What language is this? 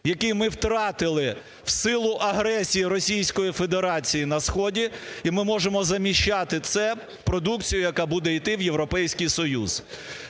Ukrainian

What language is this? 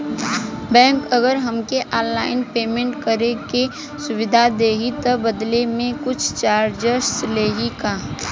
Bhojpuri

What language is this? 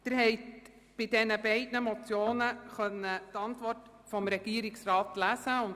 Swiss German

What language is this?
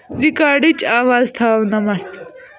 Kashmiri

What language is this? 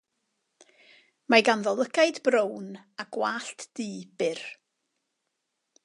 Welsh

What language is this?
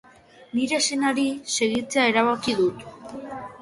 Basque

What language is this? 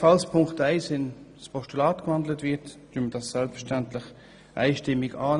Swiss German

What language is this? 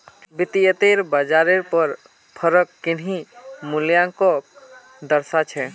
Magahi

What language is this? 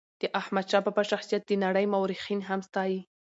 Pashto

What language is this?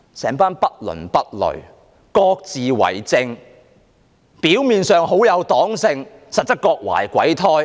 Cantonese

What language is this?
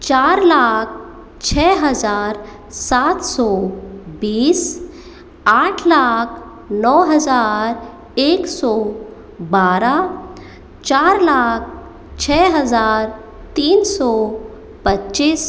Hindi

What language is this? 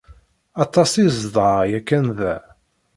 Kabyle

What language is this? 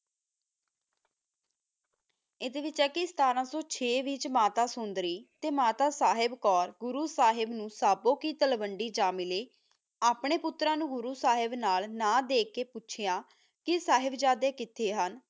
Punjabi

